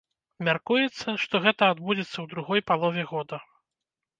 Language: Belarusian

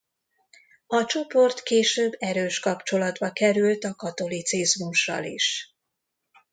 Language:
Hungarian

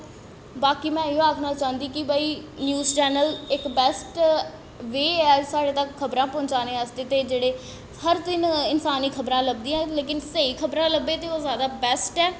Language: Dogri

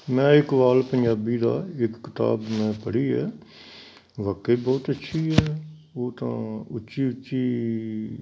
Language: Punjabi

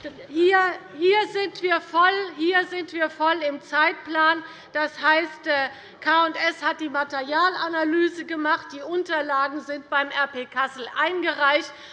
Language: German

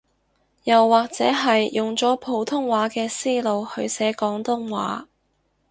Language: Cantonese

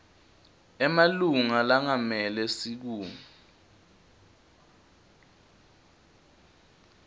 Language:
Swati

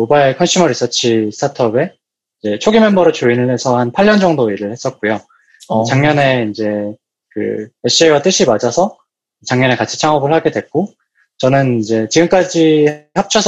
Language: Korean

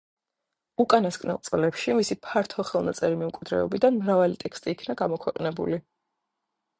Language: Georgian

